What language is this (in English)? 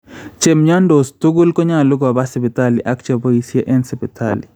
Kalenjin